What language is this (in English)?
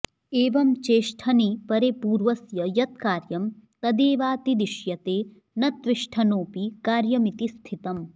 Sanskrit